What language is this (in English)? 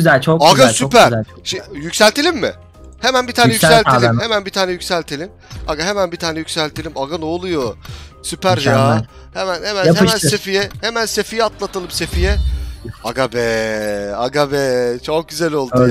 Turkish